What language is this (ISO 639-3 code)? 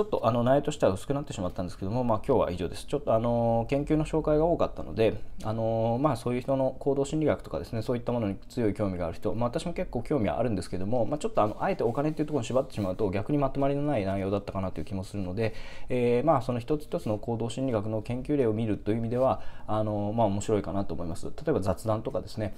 jpn